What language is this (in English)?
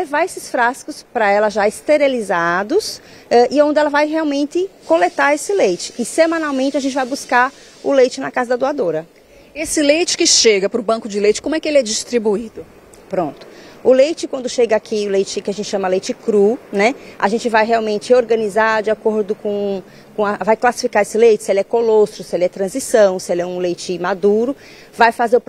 Portuguese